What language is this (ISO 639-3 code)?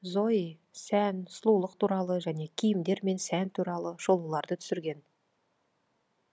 kaz